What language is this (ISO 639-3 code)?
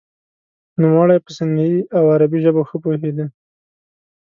pus